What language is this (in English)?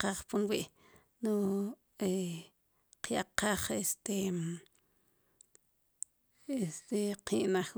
Sipacapense